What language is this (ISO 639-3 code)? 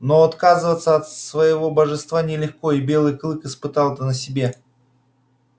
rus